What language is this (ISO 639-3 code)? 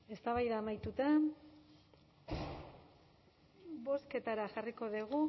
eus